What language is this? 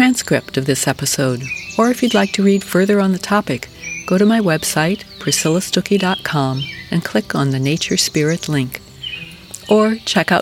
English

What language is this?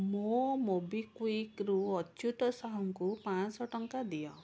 Odia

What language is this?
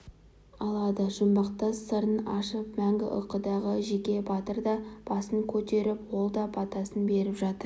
Kazakh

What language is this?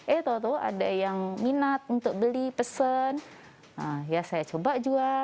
Indonesian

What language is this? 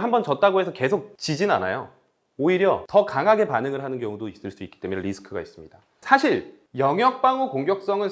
Korean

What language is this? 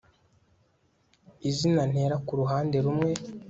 Kinyarwanda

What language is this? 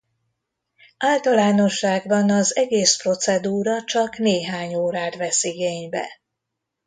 Hungarian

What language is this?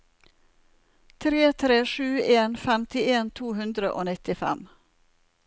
Norwegian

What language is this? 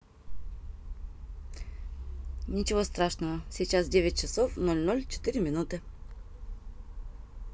Russian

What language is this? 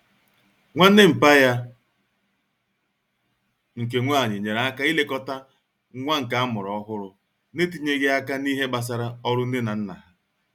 Igbo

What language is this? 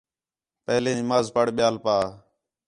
Khetrani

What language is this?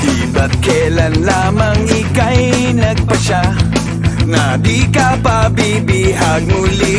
Indonesian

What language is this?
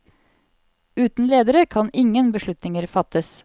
Norwegian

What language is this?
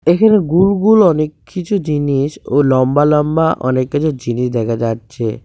Bangla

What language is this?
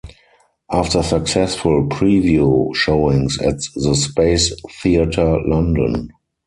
English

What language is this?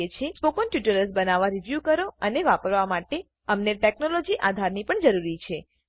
Gujarati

